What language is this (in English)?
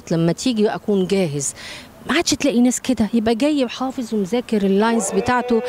Arabic